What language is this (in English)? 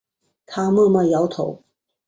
Chinese